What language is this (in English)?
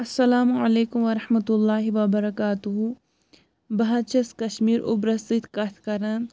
Kashmiri